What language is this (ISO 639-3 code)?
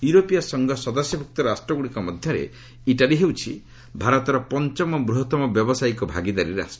ori